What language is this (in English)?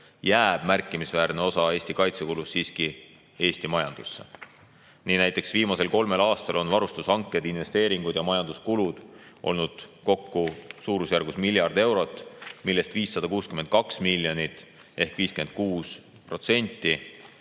Estonian